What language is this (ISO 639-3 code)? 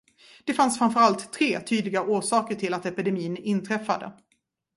swe